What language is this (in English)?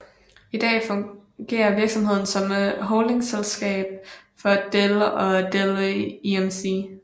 Danish